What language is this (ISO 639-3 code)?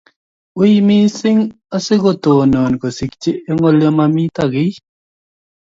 kln